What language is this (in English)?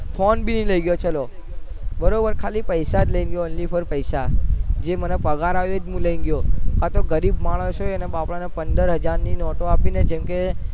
Gujarati